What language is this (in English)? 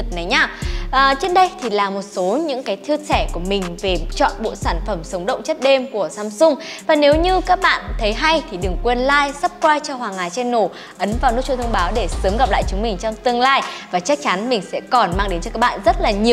Vietnamese